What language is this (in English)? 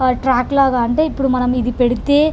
Telugu